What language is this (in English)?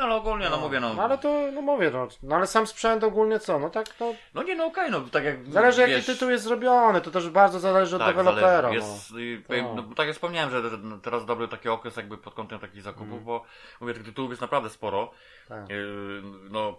Polish